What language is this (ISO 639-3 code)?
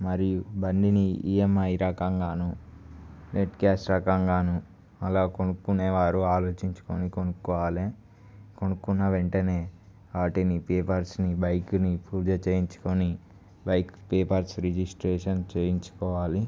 tel